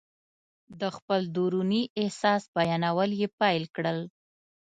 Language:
Pashto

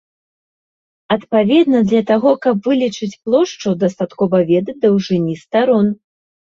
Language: Belarusian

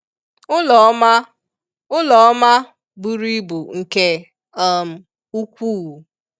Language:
Igbo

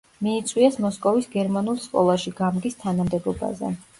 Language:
Georgian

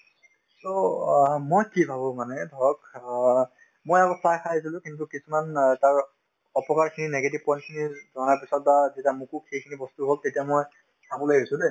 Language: Assamese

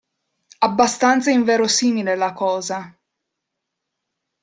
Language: Italian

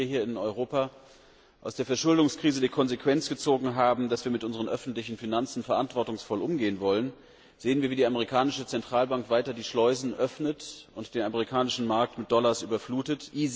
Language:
German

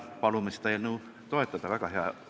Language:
Estonian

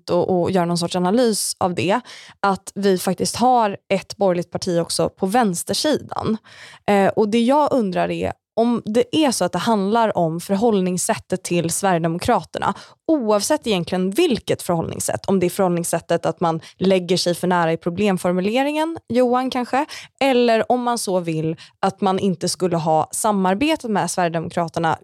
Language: Swedish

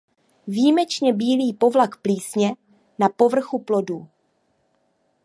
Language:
Czech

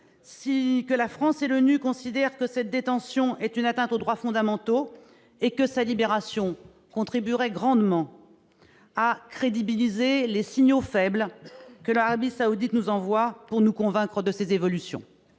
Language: French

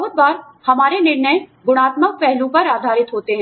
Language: Hindi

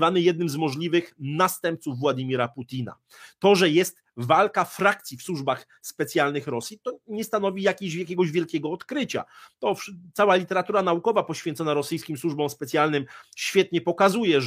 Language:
Polish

